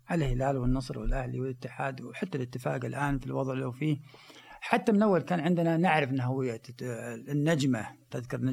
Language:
Arabic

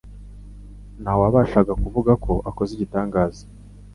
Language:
Kinyarwanda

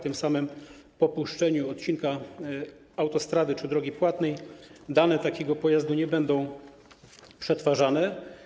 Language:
Polish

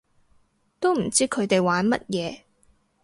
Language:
Cantonese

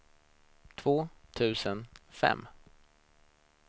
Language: Swedish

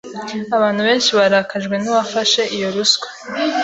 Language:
Kinyarwanda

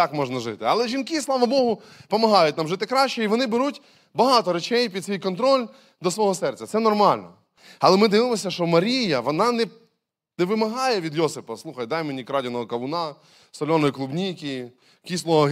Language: Ukrainian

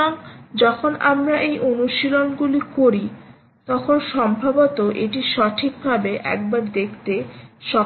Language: Bangla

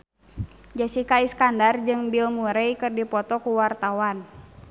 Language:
Sundanese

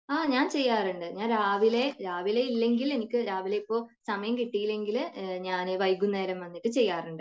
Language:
Malayalam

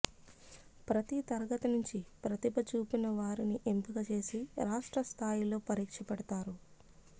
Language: Telugu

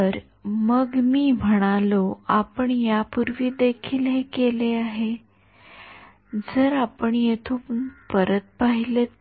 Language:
Marathi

